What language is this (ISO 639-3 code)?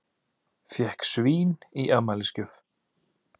isl